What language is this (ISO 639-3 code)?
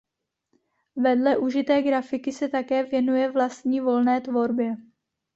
ces